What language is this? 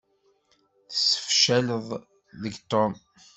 Kabyle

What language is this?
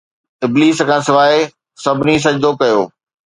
Sindhi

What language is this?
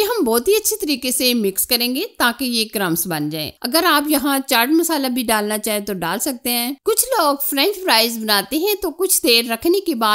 Hindi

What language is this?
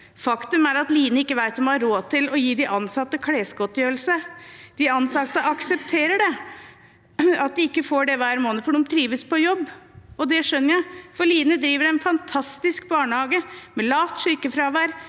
Norwegian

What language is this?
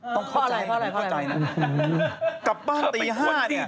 Thai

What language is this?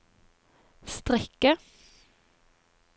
Norwegian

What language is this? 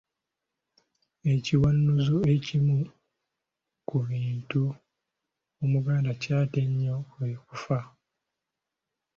Ganda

